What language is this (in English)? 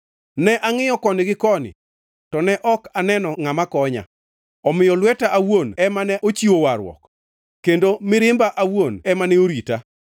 Luo (Kenya and Tanzania)